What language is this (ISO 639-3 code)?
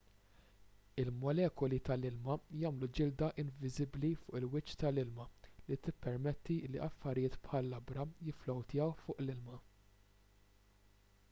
mlt